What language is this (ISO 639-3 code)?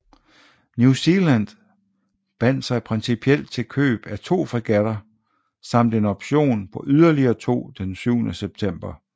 dan